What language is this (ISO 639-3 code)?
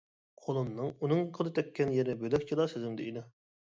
uig